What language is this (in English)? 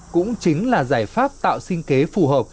Vietnamese